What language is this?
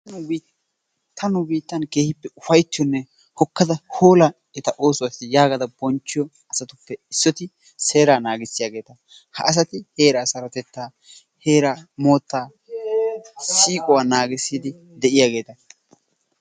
Wolaytta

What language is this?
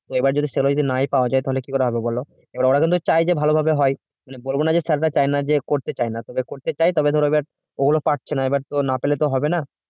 Bangla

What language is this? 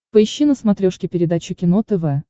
Russian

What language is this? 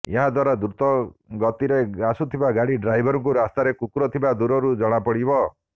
Odia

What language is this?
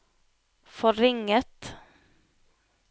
Norwegian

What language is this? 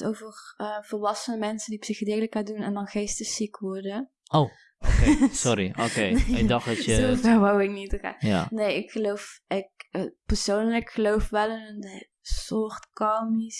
Dutch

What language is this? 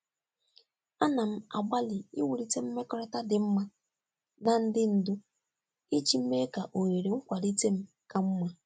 Igbo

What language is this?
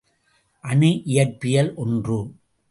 Tamil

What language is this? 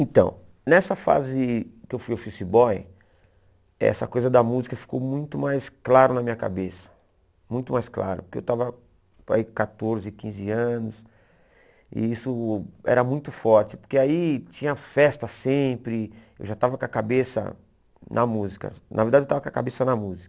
Portuguese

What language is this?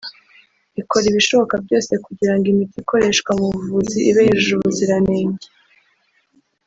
Kinyarwanda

